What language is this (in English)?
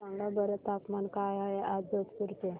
Marathi